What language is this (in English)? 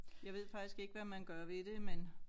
Danish